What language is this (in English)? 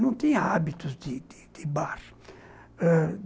Portuguese